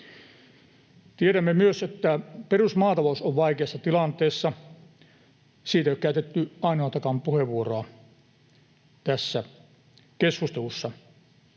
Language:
Finnish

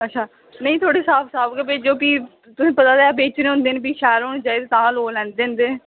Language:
Dogri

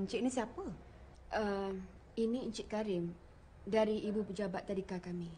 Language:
Malay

